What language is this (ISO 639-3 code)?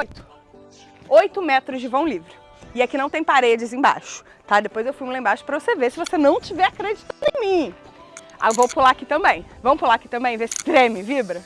por